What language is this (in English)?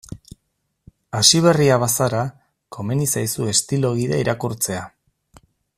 Basque